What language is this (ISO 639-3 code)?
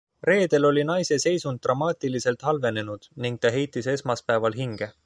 est